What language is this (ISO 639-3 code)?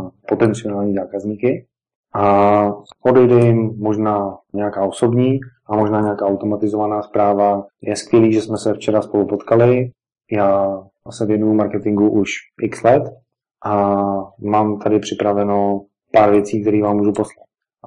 ces